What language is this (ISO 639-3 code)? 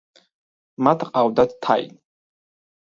kat